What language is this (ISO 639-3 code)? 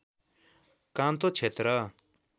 nep